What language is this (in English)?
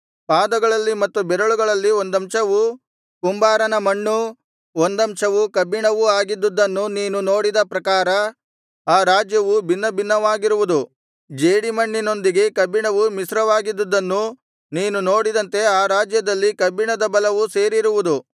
Kannada